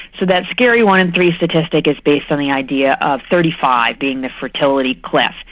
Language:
English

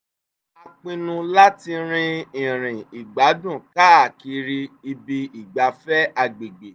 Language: Yoruba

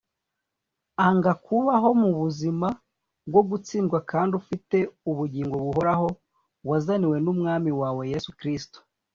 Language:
Kinyarwanda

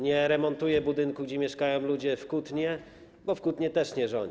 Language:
Polish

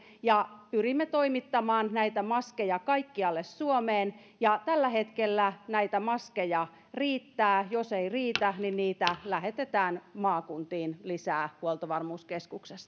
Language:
Finnish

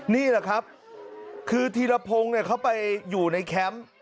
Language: Thai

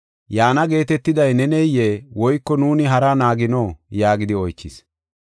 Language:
Gofa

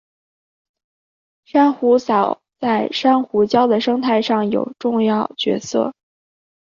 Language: Chinese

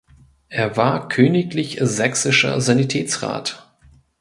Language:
German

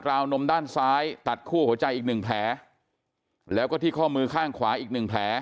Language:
Thai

